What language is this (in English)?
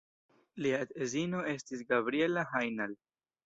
Esperanto